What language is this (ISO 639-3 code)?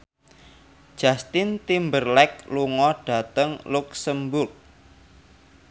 jav